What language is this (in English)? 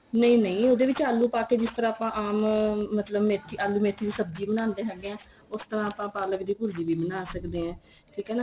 Punjabi